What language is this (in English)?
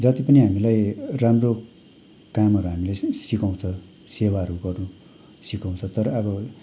Nepali